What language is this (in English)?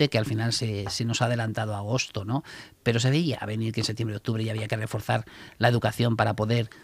Spanish